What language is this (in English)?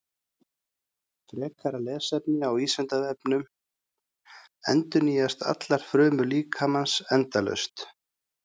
Icelandic